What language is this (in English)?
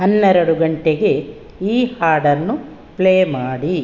Kannada